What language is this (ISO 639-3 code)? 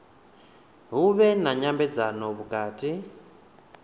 ven